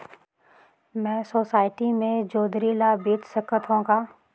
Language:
Chhattisgarhi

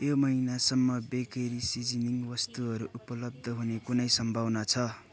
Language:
Nepali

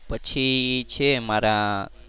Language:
Gujarati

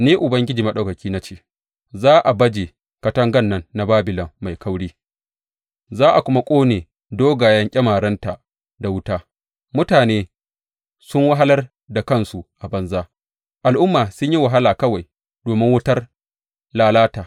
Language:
Hausa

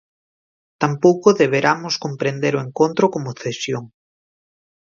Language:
Galician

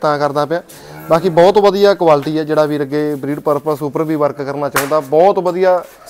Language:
Punjabi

